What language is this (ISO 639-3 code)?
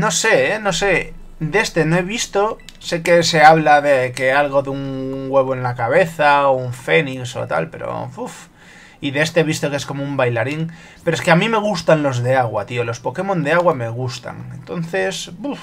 spa